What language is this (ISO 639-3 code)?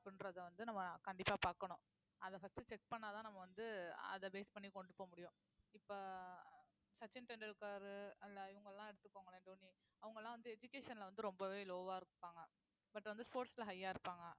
tam